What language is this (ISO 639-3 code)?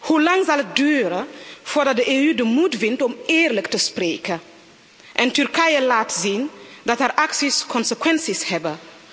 nld